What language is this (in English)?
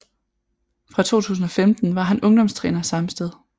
Danish